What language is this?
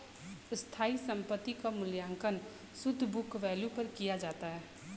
Bhojpuri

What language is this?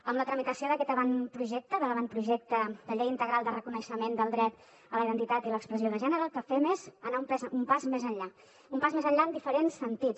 Catalan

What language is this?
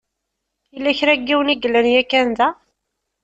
Kabyle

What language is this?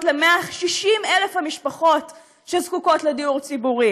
Hebrew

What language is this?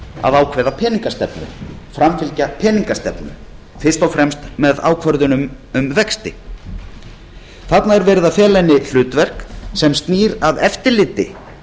Icelandic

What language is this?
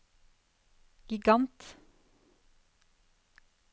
Norwegian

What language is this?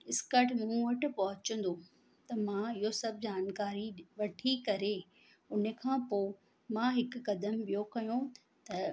Sindhi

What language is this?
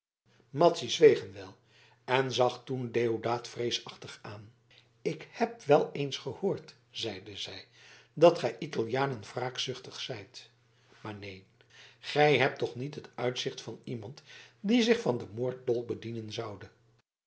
Dutch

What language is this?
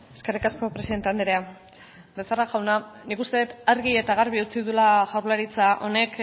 Basque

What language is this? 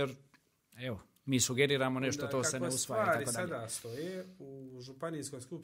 Croatian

